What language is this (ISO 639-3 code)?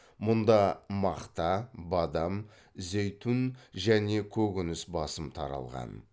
kaz